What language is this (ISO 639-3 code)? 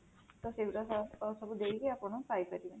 ori